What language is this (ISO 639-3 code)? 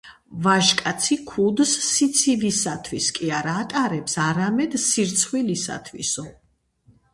kat